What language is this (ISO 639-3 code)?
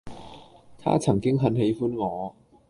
yue